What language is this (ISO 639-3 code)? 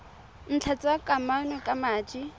tsn